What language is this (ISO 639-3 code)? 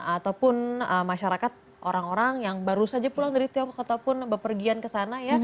ind